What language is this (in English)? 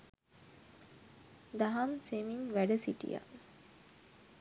Sinhala